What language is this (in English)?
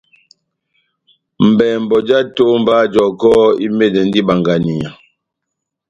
Batanga